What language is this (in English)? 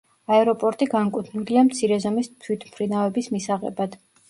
Georgian